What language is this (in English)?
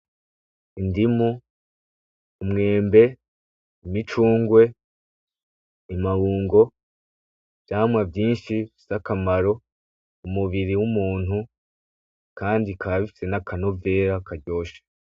Rundi